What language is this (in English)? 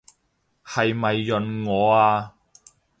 Cantonese